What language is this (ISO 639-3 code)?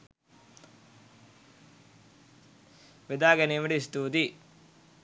sin